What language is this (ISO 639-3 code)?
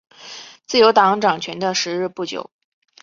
zho